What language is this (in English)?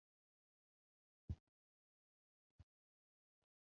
Bangla